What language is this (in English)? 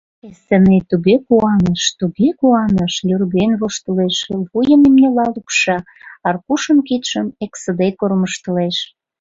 Mari